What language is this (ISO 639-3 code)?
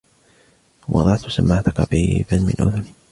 ara